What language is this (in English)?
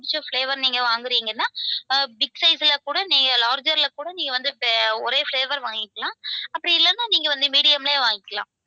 Tamil